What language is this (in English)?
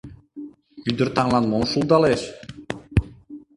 Mari